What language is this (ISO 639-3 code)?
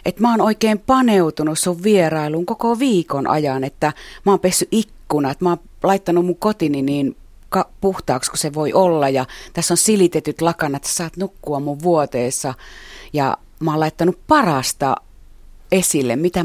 fin